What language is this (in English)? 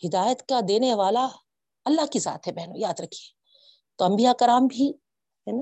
Urdu